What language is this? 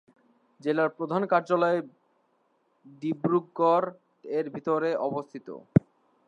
Bangla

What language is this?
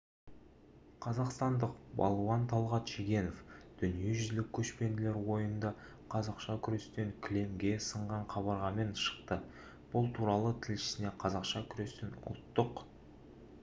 Kazakh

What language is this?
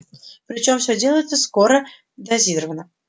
Russian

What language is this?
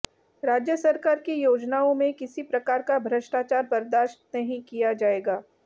Hindi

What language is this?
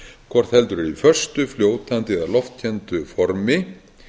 Icelandic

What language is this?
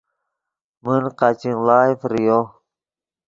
Yidgha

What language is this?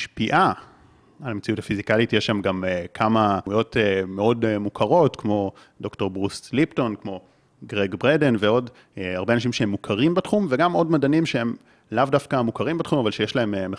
Hebrew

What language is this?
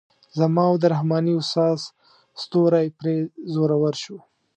Pashto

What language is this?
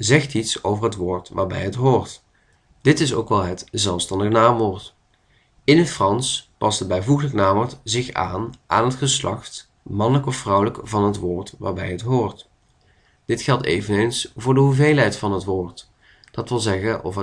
Dutch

